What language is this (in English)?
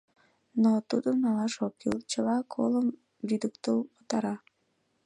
Mari